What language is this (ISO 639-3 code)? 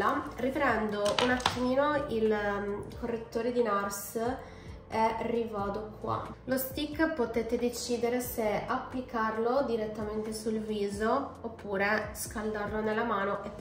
ita